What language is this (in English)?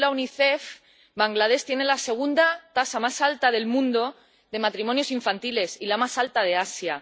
Spanish